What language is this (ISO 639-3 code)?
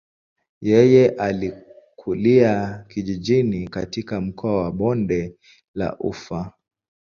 swa